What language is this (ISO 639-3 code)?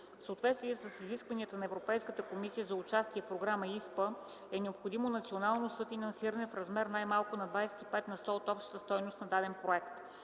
bul